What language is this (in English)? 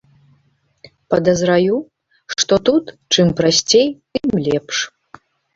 Belarusian